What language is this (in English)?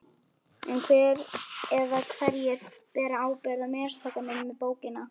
Icelandic